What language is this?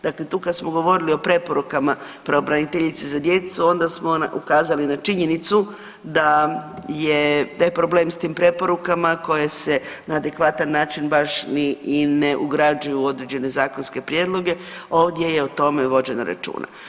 Croatian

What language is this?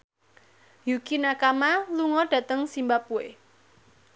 Javanese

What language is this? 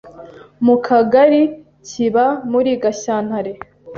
Kinyarwanda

